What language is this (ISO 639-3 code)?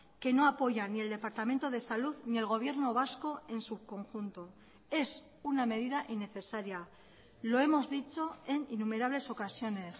spa